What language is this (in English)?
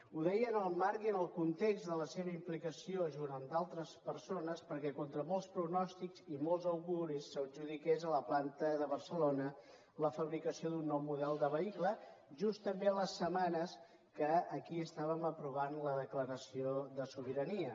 Catalan